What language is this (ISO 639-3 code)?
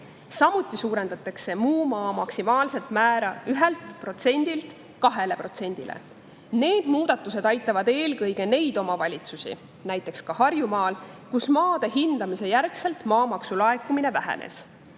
est